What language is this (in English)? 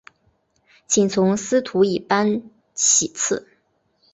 Chinese